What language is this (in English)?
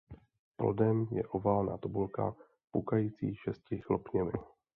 Czech